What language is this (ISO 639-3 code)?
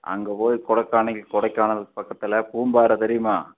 tam